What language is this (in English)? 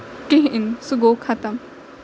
Kashmiri